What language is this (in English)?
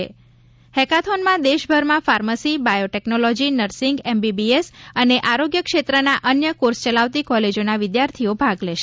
Gujarati